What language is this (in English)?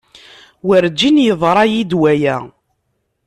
Kabyle